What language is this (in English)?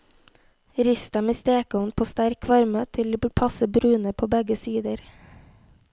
Norwegian